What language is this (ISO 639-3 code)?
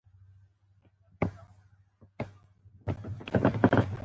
pus